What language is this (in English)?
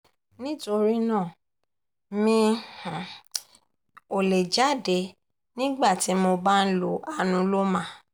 Yoruba